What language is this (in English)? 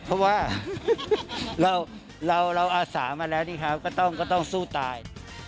Thai